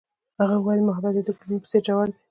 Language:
Pashto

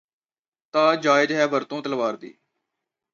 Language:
Punjabi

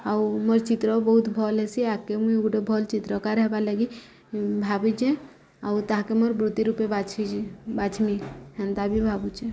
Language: Odia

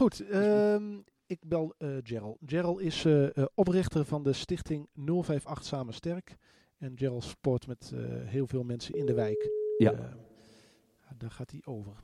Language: Dutch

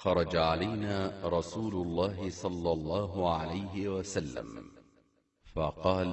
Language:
Arabic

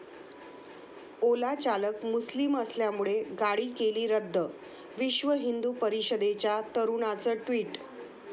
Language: Marathi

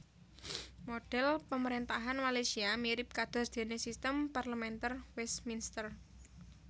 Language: Javanese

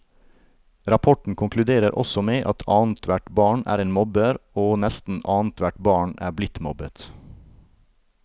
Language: Norwegian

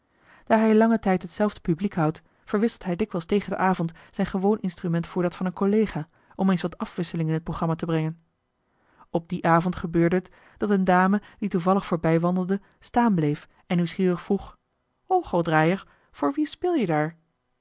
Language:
Dutch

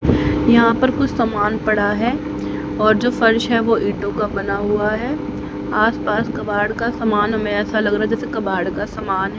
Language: Hindi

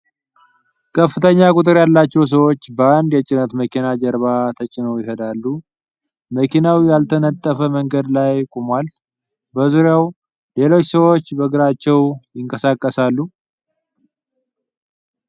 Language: Amharic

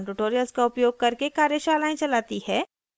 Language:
Hindi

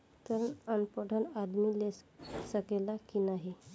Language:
Bhojpuri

